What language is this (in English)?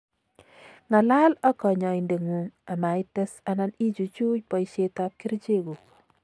Kalenjin